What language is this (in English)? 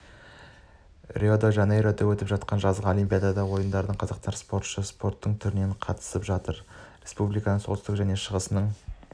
Kazakh